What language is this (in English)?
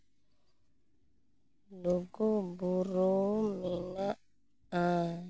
Santali